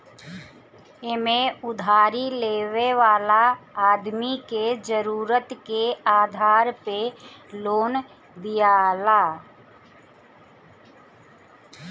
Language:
Bhojpuri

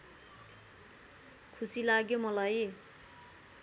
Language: Nepali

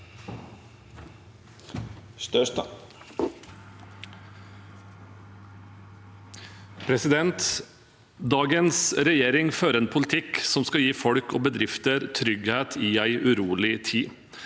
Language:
Norwegian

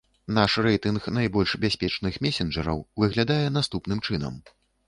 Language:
Belarusian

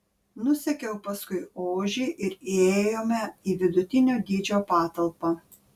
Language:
Lithuanian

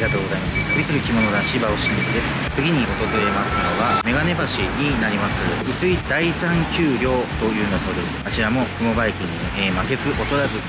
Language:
Japanese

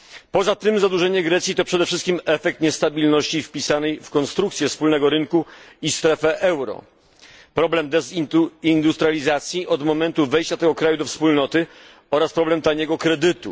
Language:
Polish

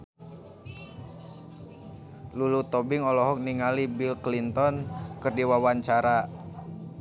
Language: Sundanese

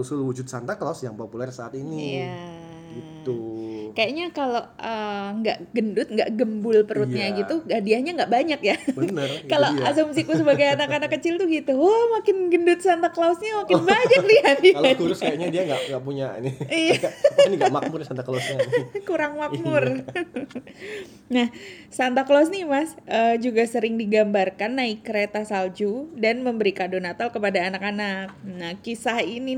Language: Indonesian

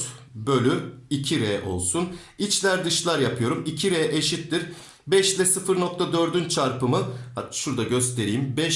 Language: Turkish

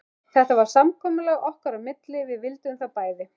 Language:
Icelandic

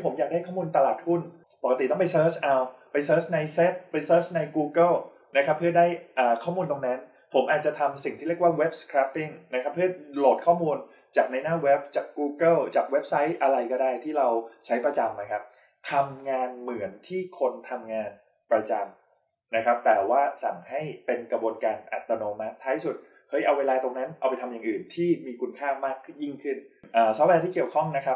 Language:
Thai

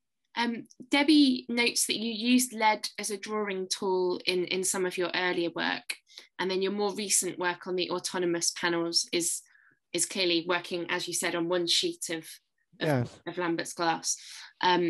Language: English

